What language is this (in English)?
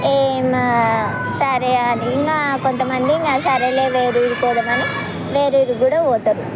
Telugu